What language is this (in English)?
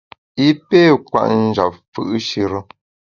Bamun